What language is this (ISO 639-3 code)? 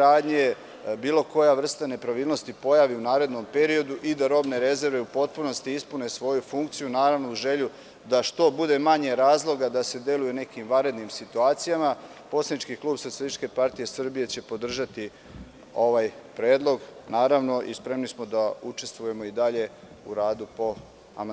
srp